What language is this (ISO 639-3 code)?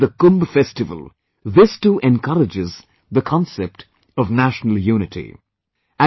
eng